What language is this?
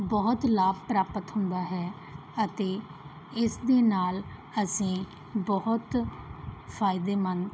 Punjabi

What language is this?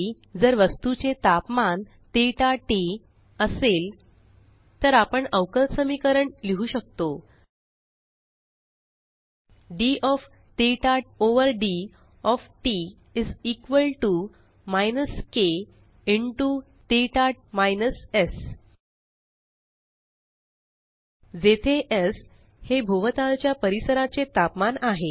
Marathi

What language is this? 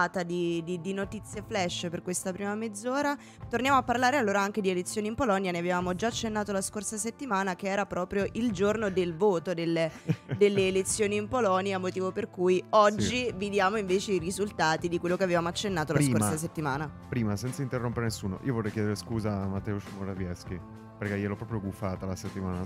Italian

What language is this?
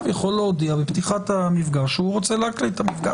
Hebrew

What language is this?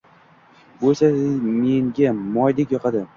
Uzbek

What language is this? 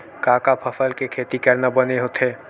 Chhattisgarhi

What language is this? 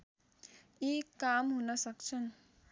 Nepali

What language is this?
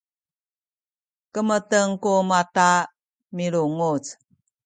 Sakizaya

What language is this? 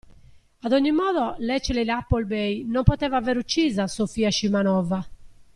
Italian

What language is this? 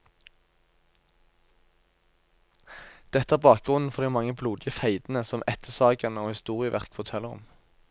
Norwegian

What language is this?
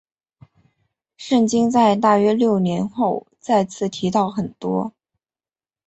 Chinese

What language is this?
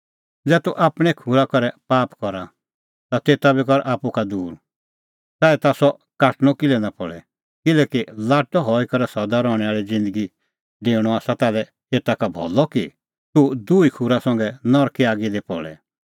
Kullu Pahari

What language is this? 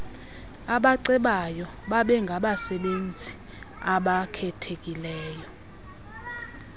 Xhosa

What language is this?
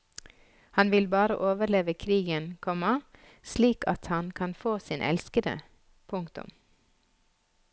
Norwegian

